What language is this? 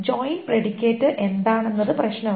Malayalam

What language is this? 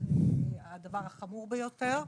Hebrew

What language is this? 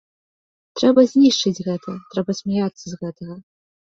Belarusian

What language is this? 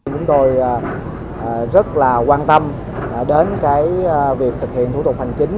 Vietnamese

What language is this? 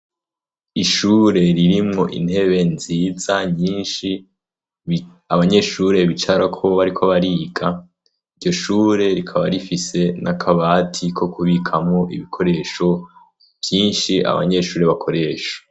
Rundi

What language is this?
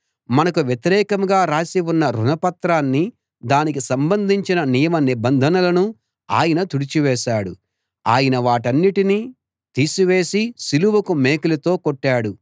Telugu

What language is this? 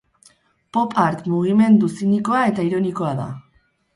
Basque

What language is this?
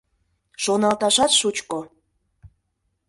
Mari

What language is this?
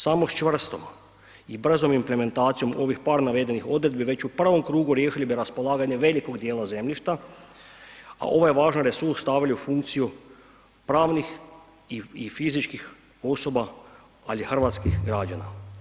Croatian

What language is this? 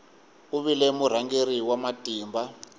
Tsonga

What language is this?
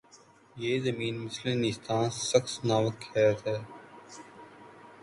Urdu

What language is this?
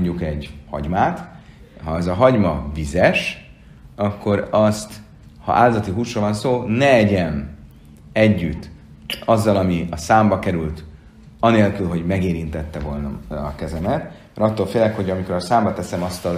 Hungarian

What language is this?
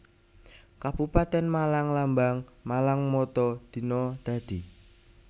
Javanese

